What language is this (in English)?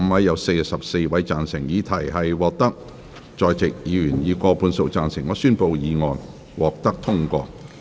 Cantonese